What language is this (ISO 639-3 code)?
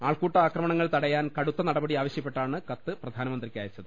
mal